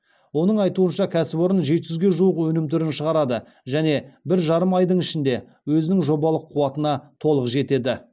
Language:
Kazakh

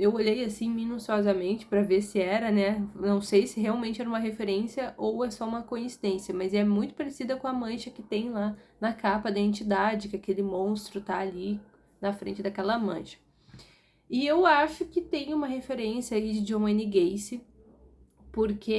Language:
Portuguese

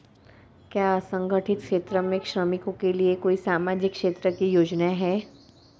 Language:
Hindi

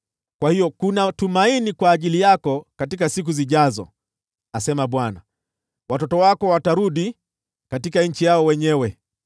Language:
Swahili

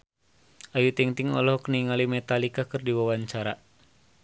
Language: Sundanese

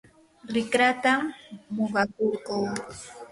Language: Yanahuanca Pasco Quechua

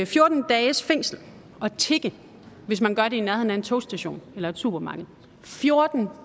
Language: Danish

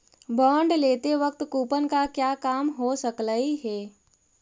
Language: Magahi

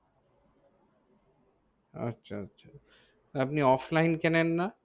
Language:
Bangla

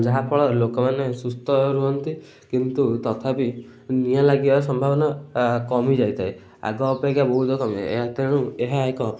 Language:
Odia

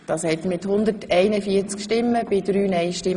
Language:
Swiss German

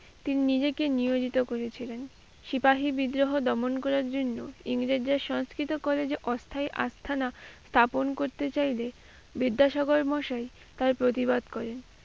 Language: Bangla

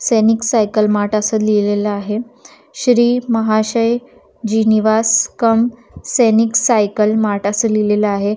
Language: Marathi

